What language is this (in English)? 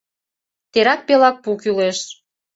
Mari